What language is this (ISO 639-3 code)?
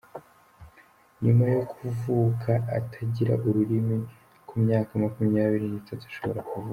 kin